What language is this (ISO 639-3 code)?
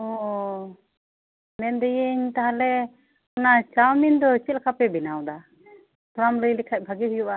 sat